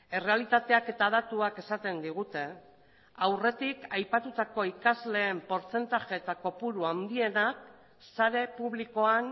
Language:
Basque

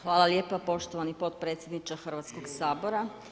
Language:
Croatian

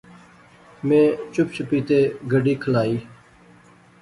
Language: Pahari-Potwari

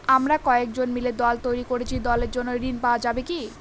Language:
Bangla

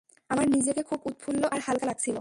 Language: Bangla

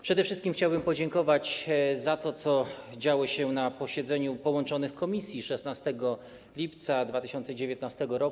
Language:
Polish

